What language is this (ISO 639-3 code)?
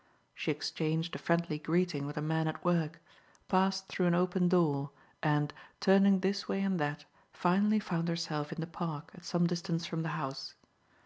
eng